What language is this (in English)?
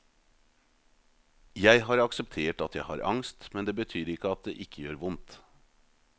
Norwegian